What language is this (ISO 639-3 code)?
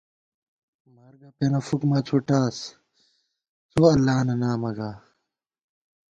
gwt